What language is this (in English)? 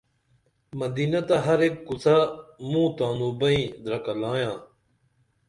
Dameli